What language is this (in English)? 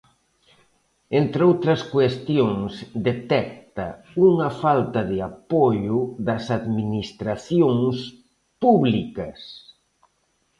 Galician